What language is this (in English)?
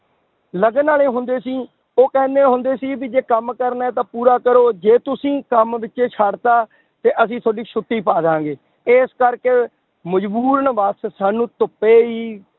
Punjabi